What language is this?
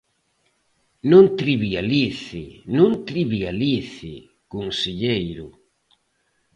Galician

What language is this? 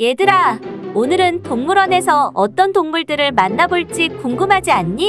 Korean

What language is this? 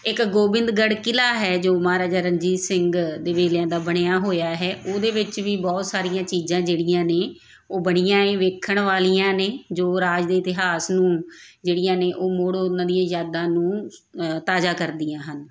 Punjabi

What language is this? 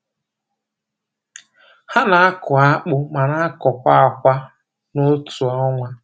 Igbo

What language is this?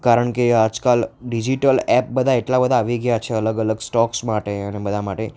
Gujarati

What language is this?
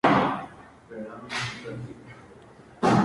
Spanish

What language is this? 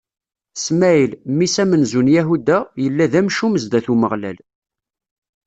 Kabyle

